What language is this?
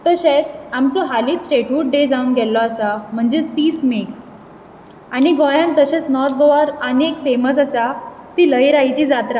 Konkani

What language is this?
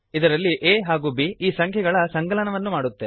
Kannada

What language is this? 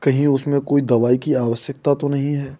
Hindi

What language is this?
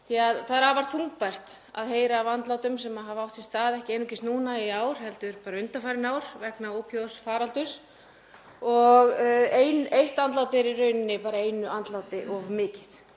Icelandic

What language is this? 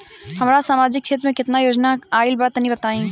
Bhojpuri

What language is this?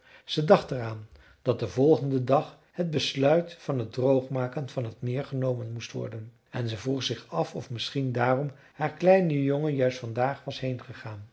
Dutch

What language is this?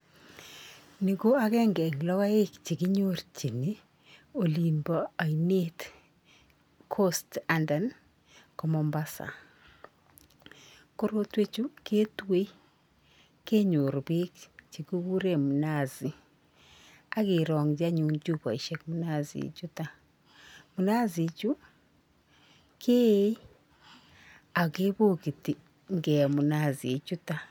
Kalenjin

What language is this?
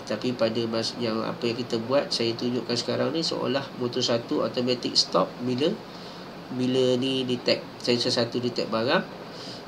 Malay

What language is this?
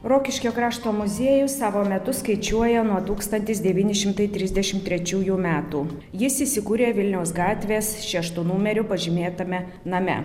Lithuanian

